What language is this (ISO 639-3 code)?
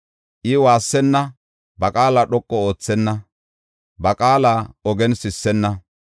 gof